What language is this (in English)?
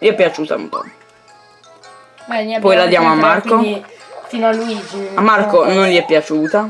Italian